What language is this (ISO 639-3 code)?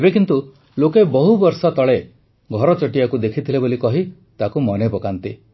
ori